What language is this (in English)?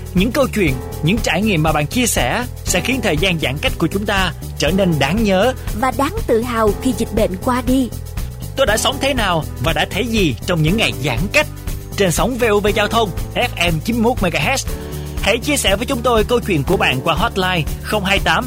Vietnamese